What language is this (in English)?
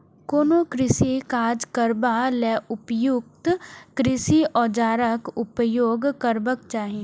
Maithili